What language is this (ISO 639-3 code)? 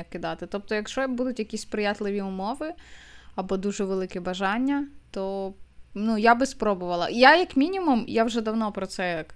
ukr